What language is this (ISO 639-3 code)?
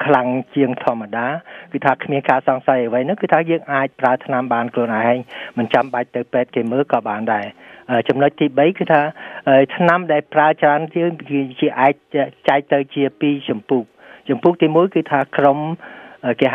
vie